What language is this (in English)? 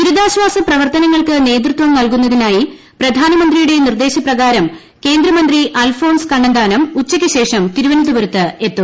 Malayalam